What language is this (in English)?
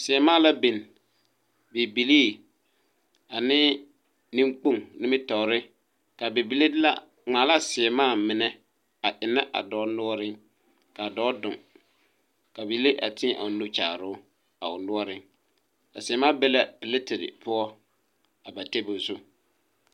Southern Dagaare